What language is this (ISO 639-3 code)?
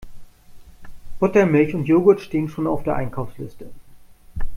deu